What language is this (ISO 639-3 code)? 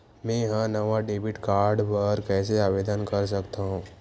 hne